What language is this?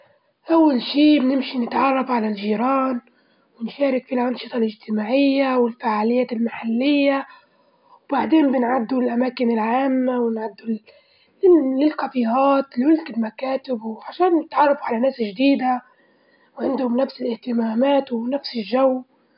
Libyan Arabic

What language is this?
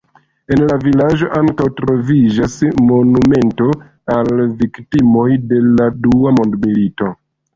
Esperanto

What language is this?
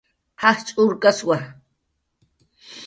Jaqaru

